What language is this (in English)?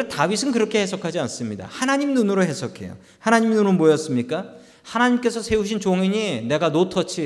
Korean